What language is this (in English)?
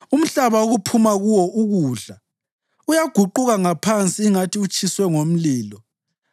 North Ndebele